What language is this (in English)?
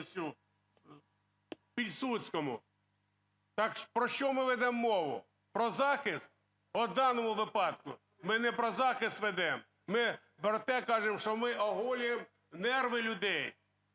Ukrainian